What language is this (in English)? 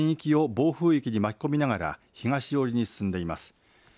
Japanese